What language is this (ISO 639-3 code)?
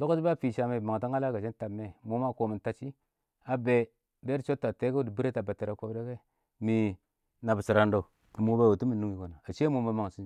awo